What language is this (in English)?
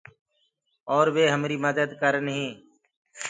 Gurgula